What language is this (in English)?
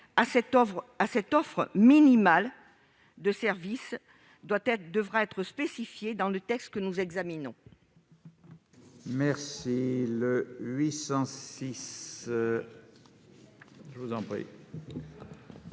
French